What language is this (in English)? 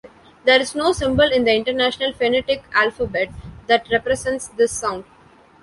English